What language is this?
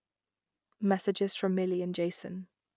English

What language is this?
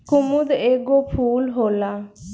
Bhojpuri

